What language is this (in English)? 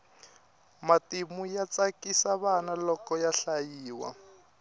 Tsonga